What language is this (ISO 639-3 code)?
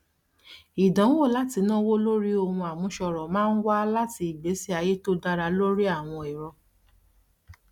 yor